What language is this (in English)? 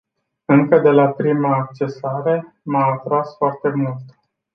Romanian